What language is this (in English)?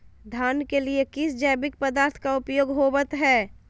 Magahi